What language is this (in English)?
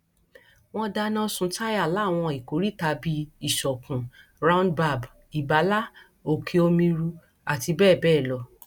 Yoruba